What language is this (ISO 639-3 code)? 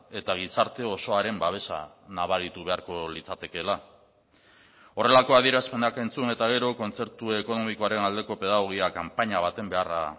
eus